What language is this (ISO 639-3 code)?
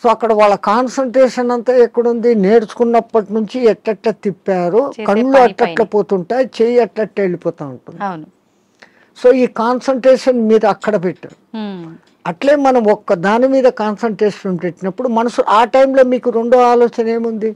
tel